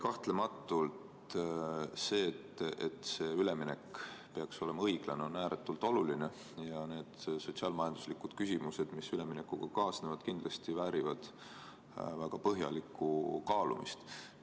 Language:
Estonian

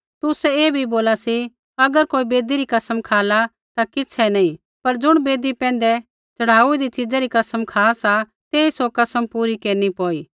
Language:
Kullu Pahari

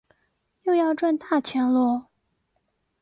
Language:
Chinese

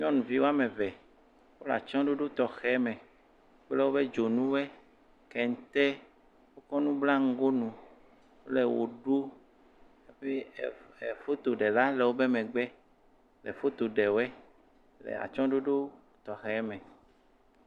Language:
Ewe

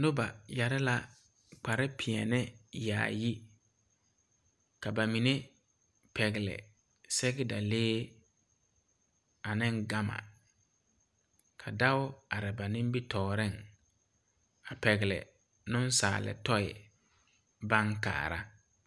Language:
Southern Dagaare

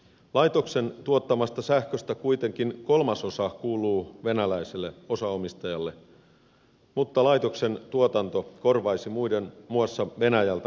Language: Finnish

